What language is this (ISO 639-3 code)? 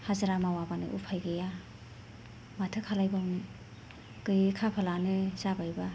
brx